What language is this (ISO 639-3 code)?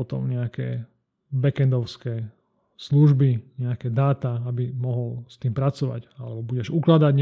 slk